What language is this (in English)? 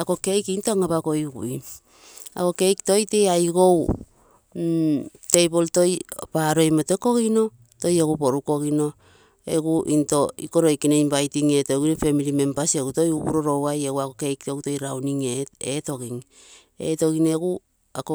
Terei